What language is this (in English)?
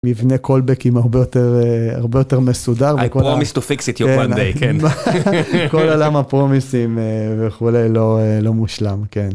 Hebrew